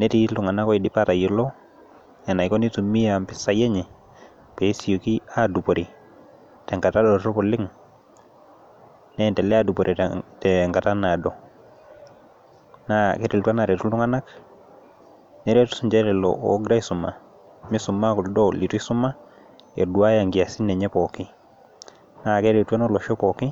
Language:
Masai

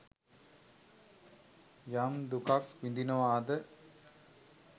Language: Sinhala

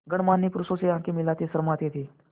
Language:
Hindi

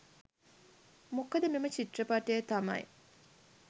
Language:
Sinhala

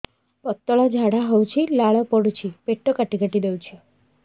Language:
Odia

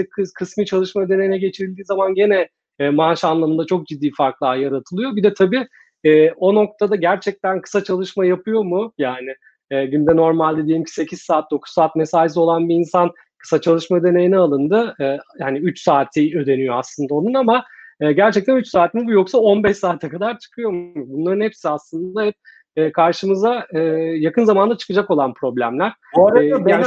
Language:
Turkish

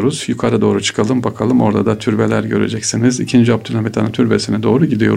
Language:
Turkish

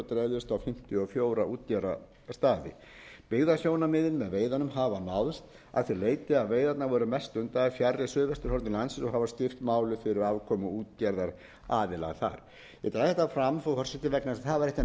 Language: Icelandic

